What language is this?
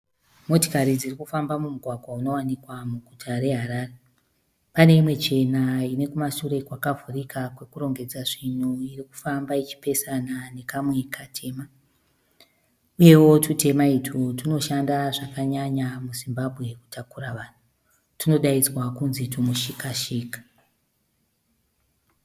Shona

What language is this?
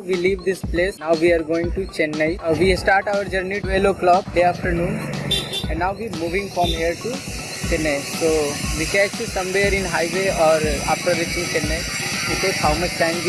English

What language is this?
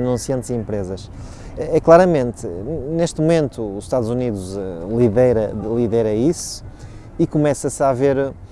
Portuguese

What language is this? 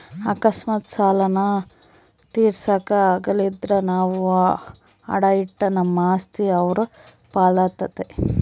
Kannada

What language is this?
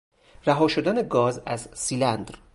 Persian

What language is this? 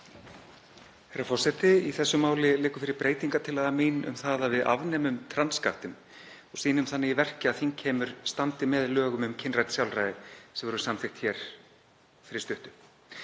Icelandic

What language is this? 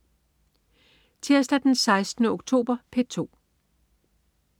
Danish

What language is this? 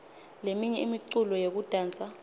Swati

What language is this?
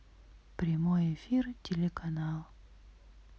Russian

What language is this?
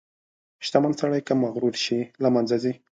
Pashto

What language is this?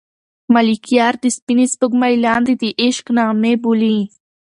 Pashto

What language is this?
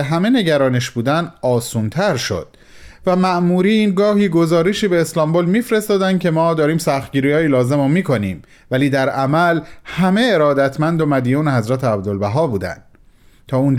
Persian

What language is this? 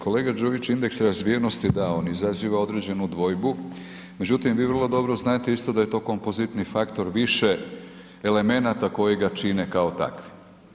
Croatian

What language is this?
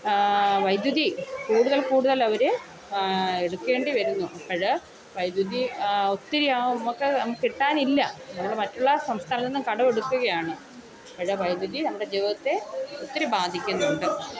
Malayalam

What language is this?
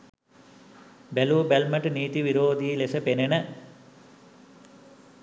Sinhala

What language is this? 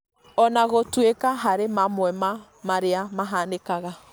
Kikuyu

